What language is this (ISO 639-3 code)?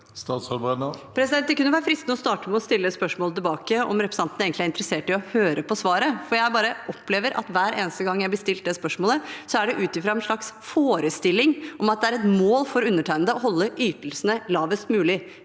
nor